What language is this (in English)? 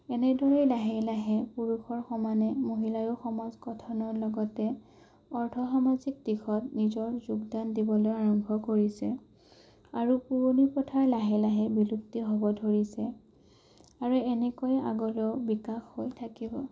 Assamese